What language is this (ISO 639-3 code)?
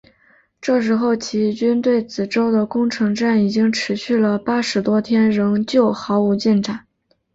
zho